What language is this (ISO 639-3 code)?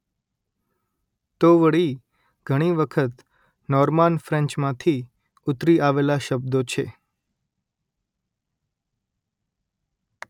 guj